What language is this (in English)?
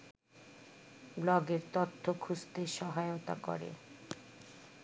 Bangla